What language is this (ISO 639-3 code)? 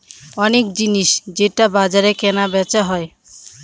ben